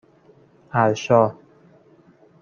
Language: Persian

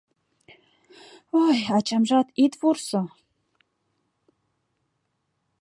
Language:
Mari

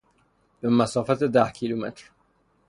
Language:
Persian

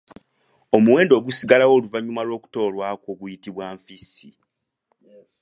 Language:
Ganda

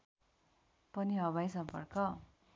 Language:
Nepali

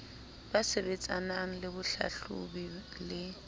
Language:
Southern Sotho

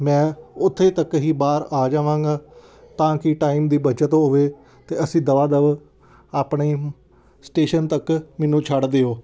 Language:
Punjabi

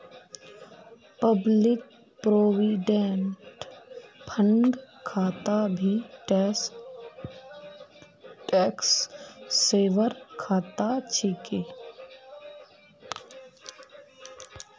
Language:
Magahi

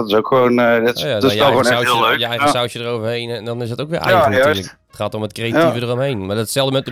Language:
Dutch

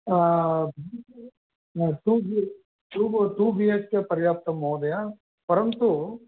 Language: Sanskrit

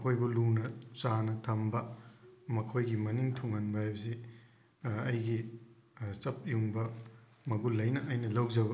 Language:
Manipuri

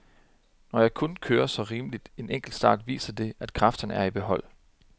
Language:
Danish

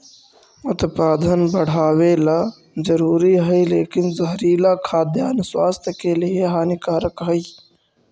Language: Magahi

